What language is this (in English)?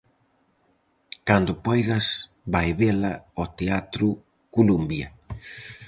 Galician